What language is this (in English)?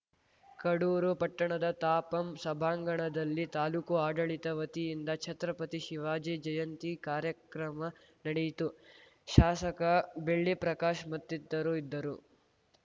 Kannada